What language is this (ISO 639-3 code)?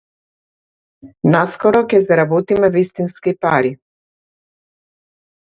mkd